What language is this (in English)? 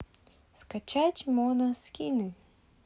Russian